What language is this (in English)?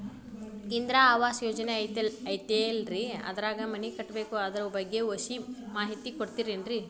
Kannada